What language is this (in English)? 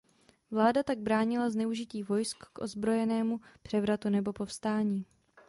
Czech